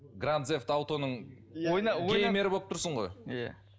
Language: Kazakh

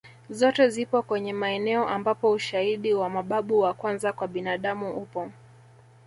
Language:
Swahili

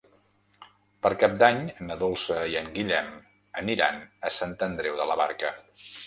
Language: Catalan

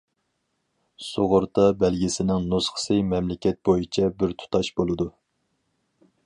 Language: Uyghur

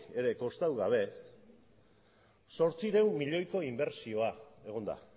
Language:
Basque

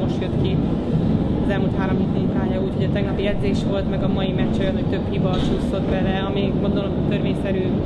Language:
Hungarian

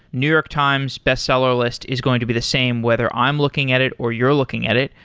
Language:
English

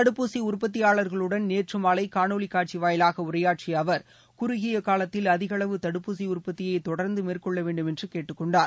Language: Tamil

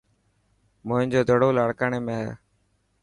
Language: Dhatki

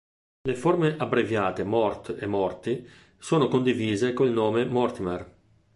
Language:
Italian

